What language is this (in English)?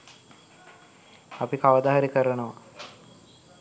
Sinhala